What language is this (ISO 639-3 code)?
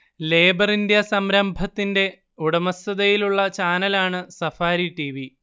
mal